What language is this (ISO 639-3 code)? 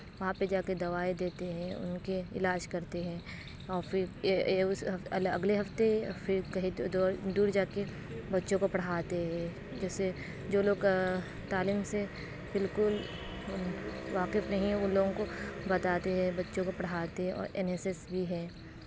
urd